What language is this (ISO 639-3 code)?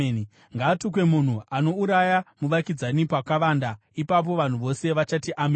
sna